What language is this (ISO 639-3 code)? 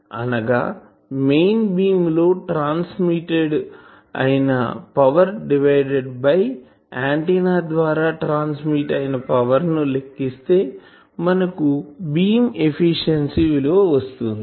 tel